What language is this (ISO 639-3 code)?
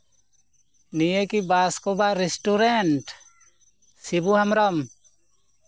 sat